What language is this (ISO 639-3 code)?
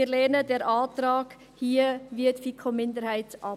gsw